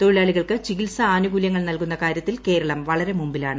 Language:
Malayalam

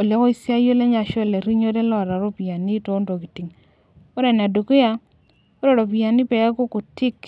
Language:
Masai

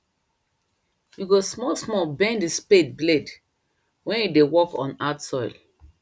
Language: Nigerian Pidgin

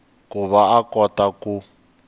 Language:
Tsonga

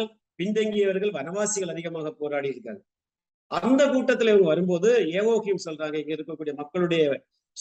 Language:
Tamil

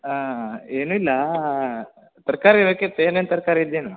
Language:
Kannada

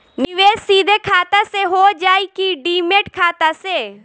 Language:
Bhojpuri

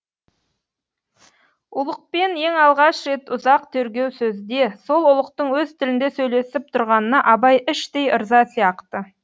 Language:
Kazakh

